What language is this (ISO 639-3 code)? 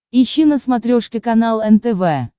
rus